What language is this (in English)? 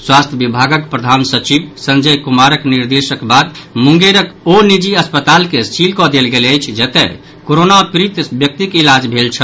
Maithili